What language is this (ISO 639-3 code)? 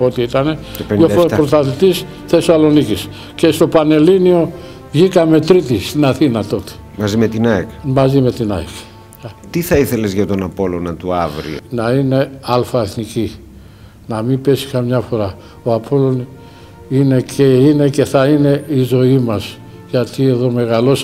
ell